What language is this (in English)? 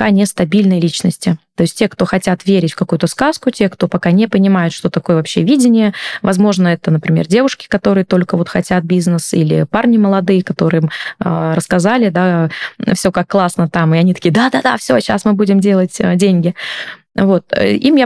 Russian